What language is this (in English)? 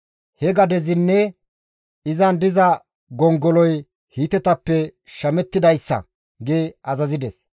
Gamo